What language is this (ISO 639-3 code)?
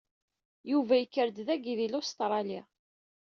kab